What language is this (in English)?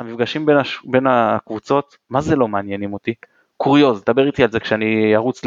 Hebrew